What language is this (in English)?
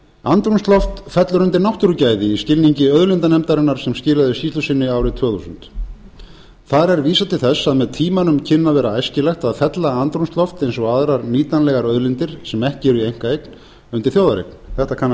Icelandic